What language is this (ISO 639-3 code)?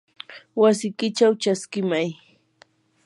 qur